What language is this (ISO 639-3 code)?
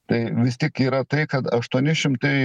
lit